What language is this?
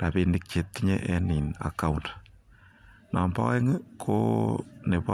Kalenjin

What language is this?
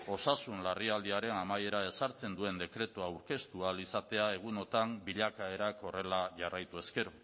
Basque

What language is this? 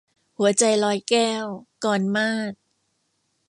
Thai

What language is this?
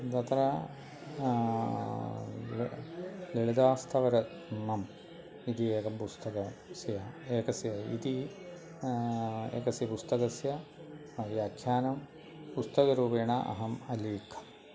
Sanskrit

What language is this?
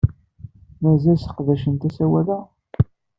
Kabyle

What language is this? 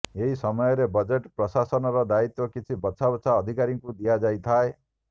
Odia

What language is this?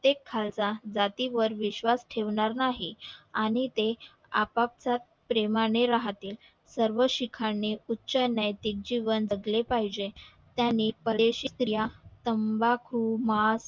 Marathi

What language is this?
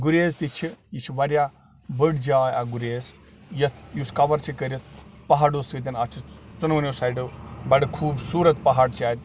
Kashmiri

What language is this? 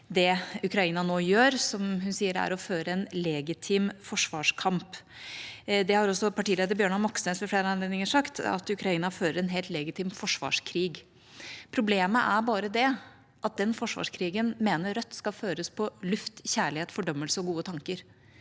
Norwegian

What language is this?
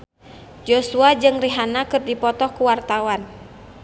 Sundanese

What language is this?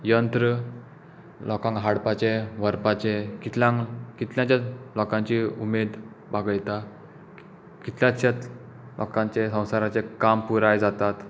Konkani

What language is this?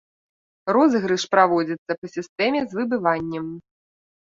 Belarusian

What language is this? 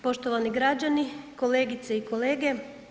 Croatian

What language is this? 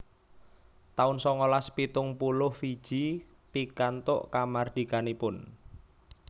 Javanese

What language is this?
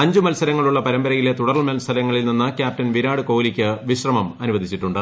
Malayalam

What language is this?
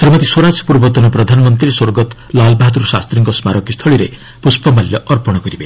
Odia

